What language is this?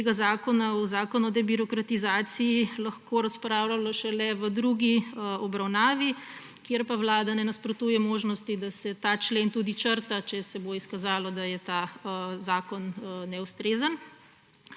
Slovenian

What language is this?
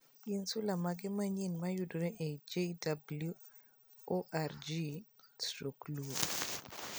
Luo (Kenya and Tanzania)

